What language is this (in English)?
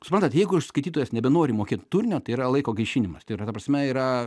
Lithuanian